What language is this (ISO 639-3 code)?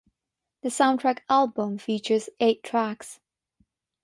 eng